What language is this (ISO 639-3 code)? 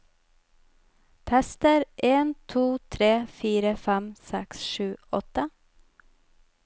nor